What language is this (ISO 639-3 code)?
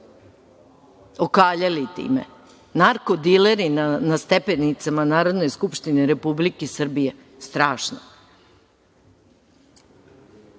srp